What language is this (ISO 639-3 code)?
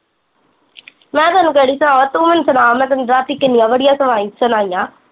pan